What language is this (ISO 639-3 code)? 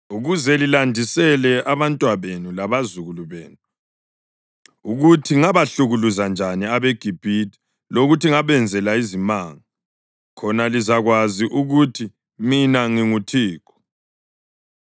nde